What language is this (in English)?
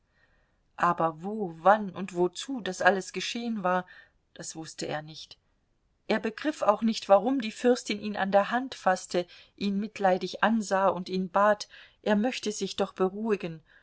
German